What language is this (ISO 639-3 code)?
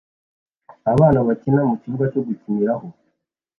kin